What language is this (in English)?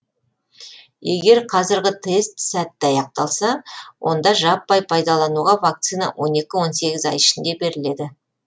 Kazakh